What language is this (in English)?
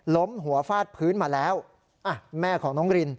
Thai